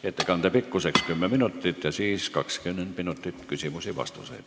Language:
Estonian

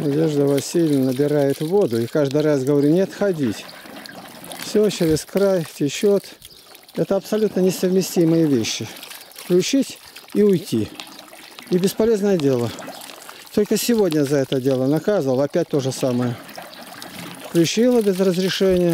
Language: Russian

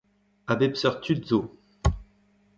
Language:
Breton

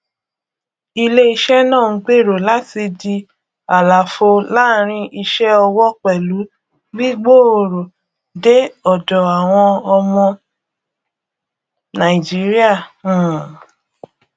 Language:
Yoruba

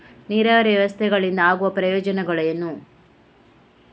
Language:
Kannada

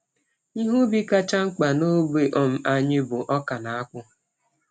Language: Igbo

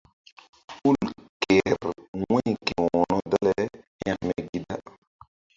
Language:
Mbum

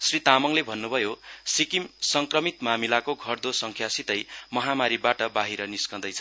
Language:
Nepali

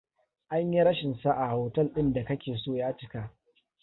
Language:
Hausa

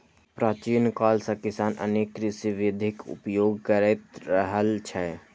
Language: Maithili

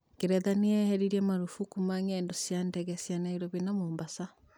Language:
Kikuyu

